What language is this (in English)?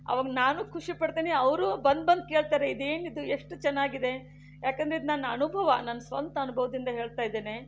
Kannada